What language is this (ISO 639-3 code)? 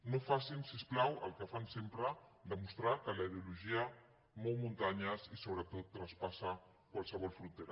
cat